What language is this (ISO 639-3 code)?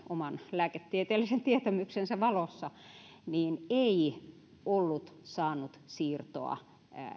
fin